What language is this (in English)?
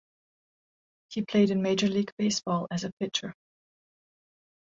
English